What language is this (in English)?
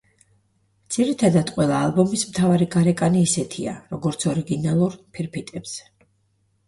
Georgian